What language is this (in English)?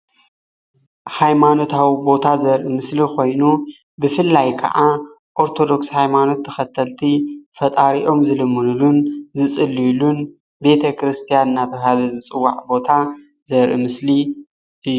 Tigrinya